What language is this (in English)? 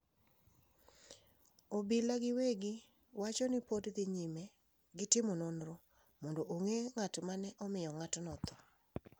Luo (Kenya and Tanzania)